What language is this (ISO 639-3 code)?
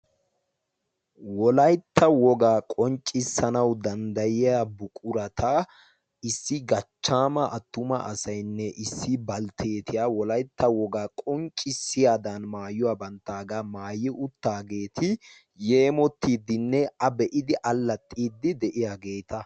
wal